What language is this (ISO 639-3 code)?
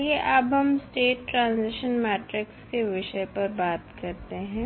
hin